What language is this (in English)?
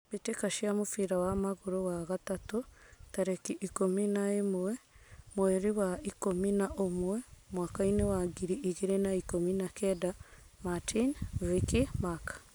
Kikuyu